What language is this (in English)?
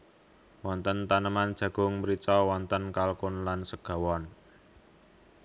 Javanese